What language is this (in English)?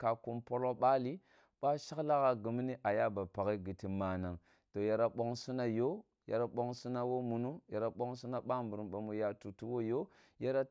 Kulung (Nigeria)